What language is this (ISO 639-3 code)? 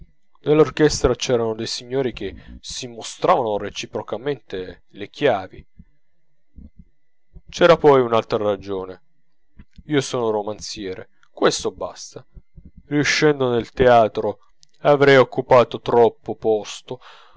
ita